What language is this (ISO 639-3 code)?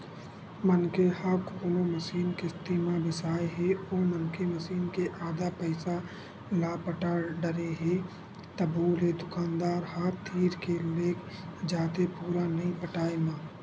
hne